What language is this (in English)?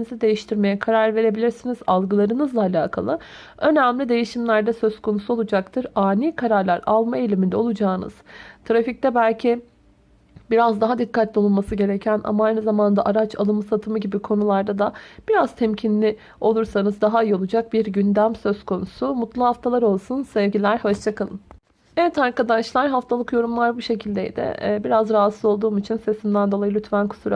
Turkish